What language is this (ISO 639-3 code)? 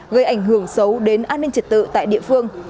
vie